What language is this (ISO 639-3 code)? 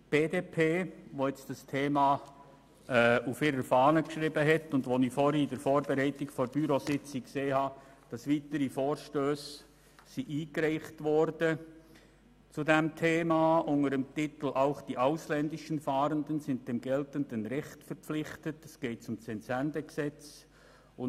gsw